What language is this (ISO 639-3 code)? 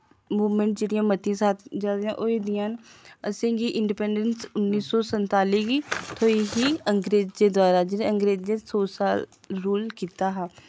doi